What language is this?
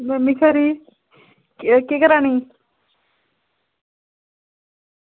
Dogri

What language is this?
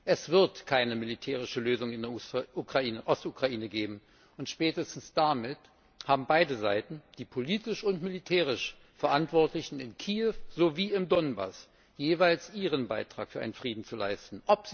German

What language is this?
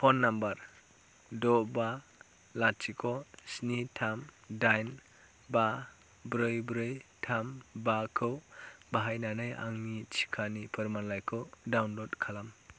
Bodo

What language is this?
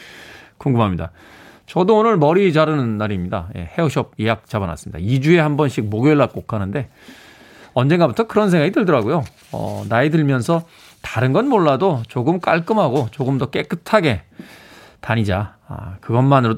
Korean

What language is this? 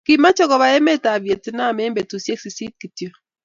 Kalenjin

